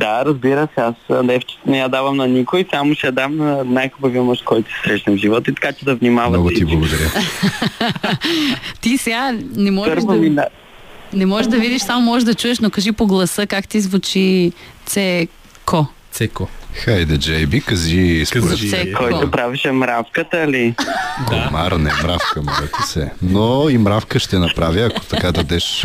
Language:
Bulgarian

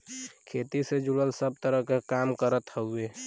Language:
Bhojpuri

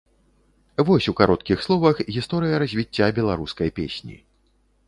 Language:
Belarusian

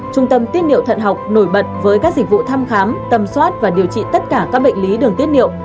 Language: Vietnamese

